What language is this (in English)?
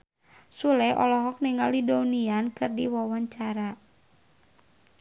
Sundanese